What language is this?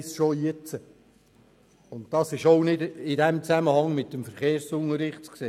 Swiss German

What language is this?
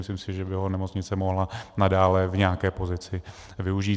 Czech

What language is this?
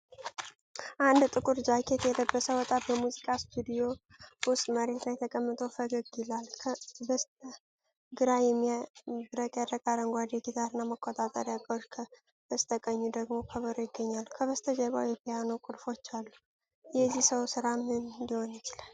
Amharic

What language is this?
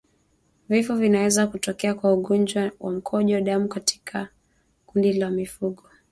Swahili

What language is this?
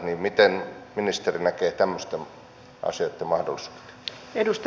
Finnish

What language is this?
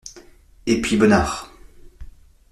French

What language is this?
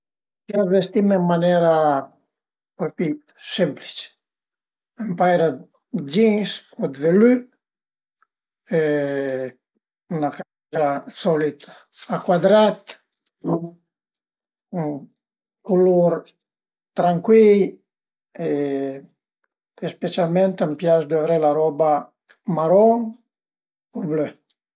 Piedmontese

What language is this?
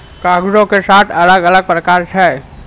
Maithili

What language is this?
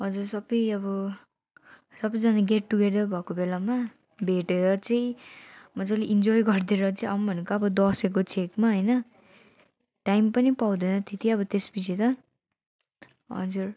Nepali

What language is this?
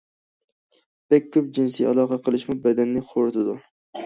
Uyghur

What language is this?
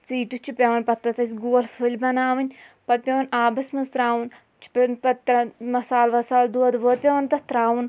Kashmiri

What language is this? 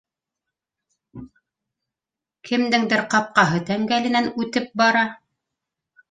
Bashkir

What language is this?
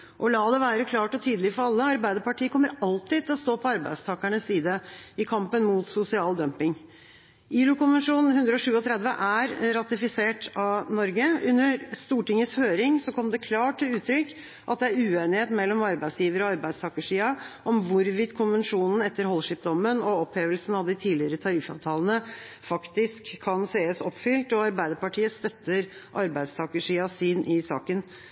Norwegian Bokmål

